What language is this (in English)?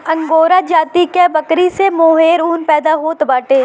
Bhojpuri